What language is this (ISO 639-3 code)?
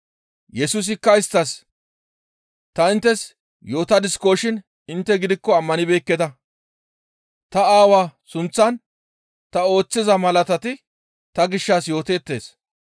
gmv